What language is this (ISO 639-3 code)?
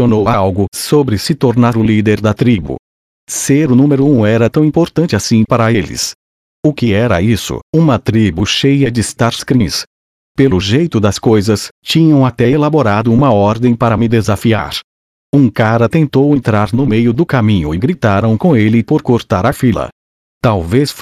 por